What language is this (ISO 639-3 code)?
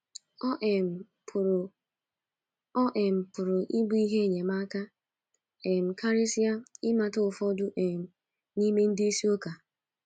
ibo